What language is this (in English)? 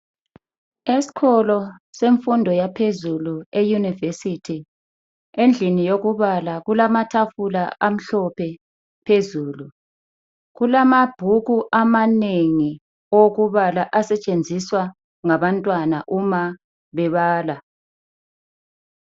North Ndebele